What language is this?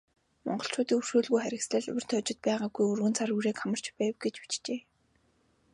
Mongolian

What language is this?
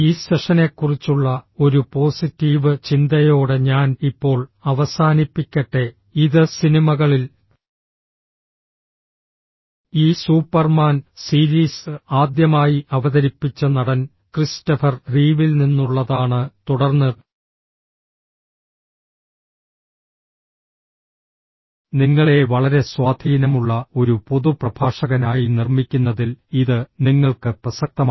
Malayalam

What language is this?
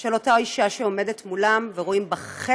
Hebrew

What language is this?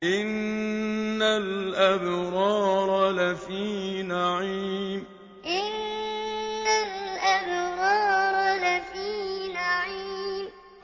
Arabic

